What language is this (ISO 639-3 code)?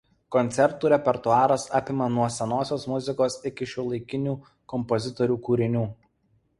lit